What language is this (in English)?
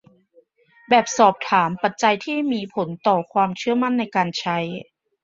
Thai